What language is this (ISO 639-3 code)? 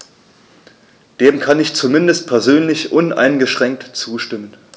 deu